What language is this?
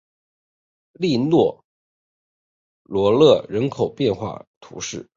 Chinese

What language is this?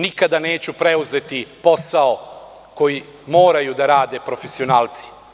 Serbian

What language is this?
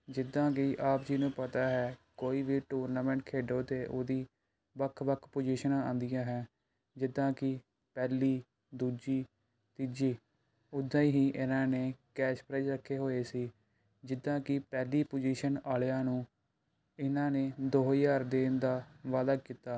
Punjabi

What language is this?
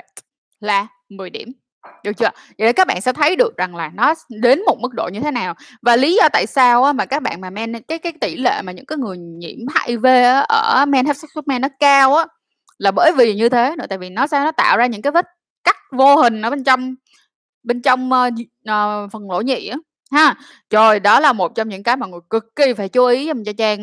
Vietnamese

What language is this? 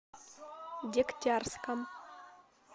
Russian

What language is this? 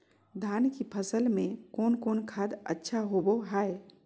Magahi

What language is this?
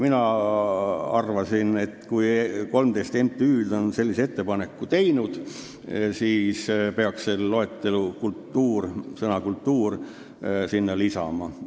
Estonian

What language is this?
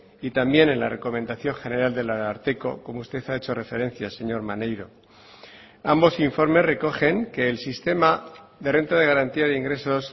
Spanish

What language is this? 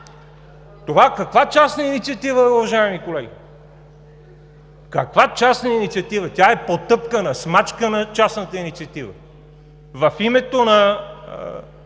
Bulgarian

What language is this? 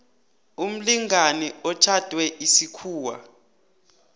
South Ndebele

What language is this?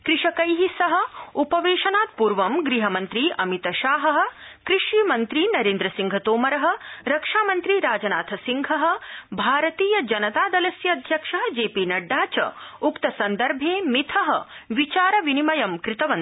Sanskrit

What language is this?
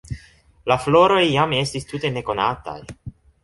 Esperanto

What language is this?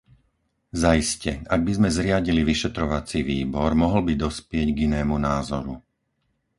Slovak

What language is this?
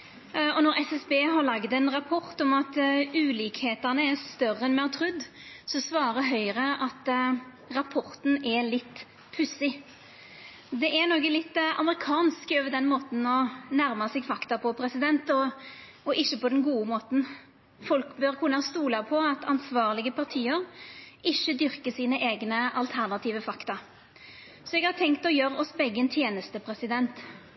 Norwegian Nynorsk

